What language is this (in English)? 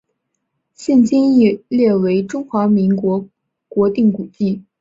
Chinese